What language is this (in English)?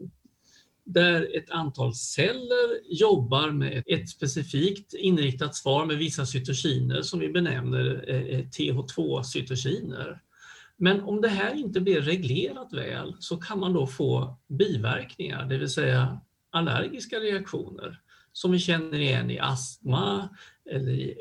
Swedish